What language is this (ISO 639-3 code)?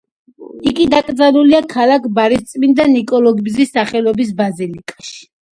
kat